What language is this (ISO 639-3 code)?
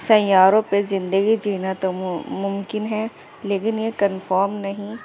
urd